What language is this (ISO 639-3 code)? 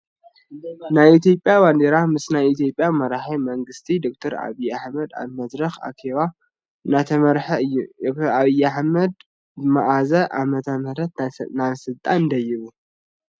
tir